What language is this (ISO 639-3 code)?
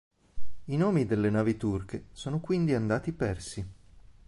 ita